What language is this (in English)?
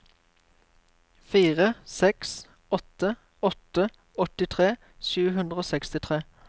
Norwegian